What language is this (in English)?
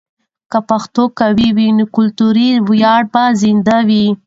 Pashto